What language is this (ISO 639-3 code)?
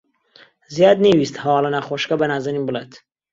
ckb